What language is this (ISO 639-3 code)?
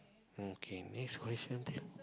eng